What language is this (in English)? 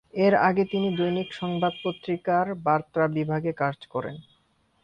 Bangla